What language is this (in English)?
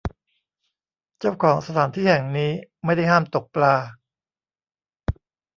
Thai